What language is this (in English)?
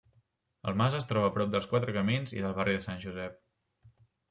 Catalan